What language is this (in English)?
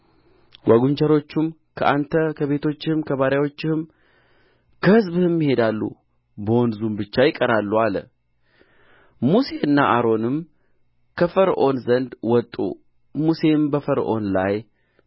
Amharic